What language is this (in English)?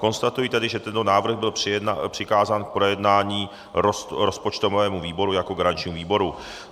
Czech